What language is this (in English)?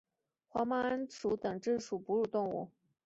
Chinese